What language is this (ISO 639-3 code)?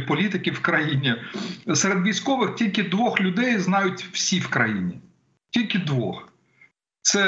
ukr